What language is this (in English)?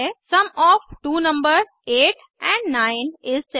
Hindi